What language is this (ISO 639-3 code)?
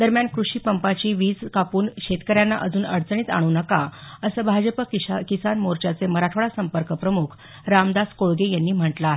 mar